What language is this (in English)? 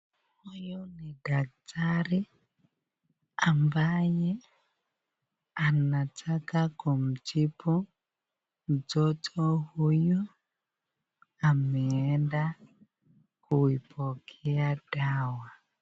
Swahili